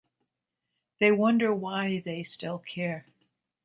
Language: English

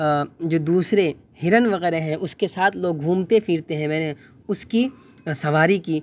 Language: Urdu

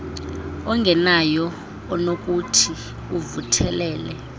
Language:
Xhosa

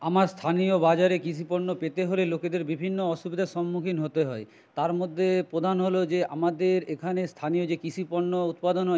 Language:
Bangla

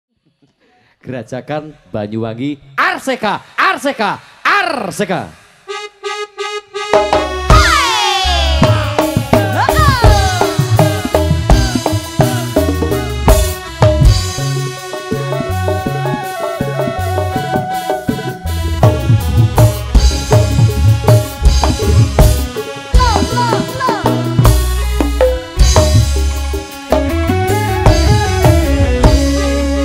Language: Indonesian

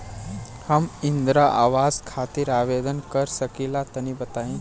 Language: Bhojpuri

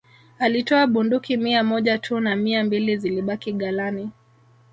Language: Swahili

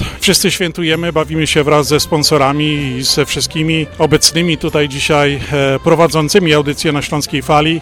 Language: Polish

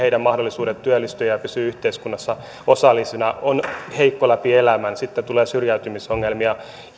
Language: Finnish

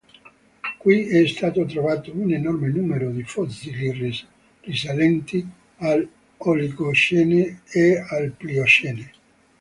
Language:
Italian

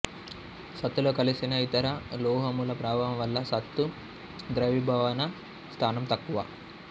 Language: Telugu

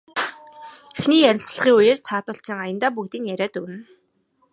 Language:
Mongolian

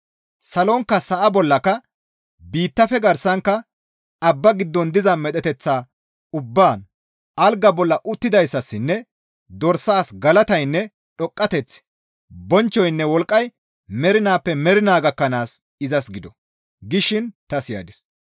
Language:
Gamo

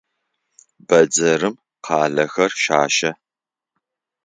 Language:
Adyghe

